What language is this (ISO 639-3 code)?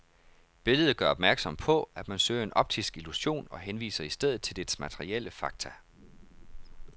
dan